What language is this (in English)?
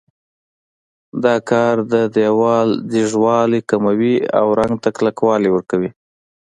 Pashto